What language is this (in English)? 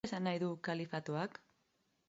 Basque